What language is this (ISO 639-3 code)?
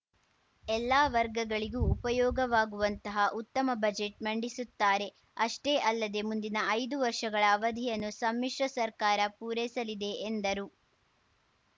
kan